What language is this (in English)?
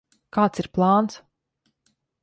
Latvian